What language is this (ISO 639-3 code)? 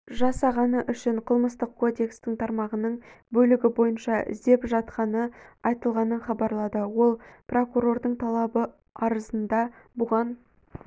kaz